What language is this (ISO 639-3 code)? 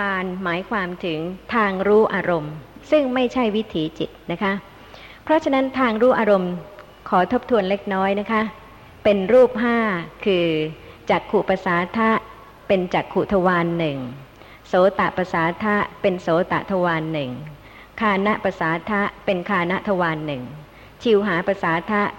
tha